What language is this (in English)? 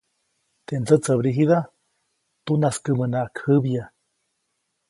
Copainalá Zoque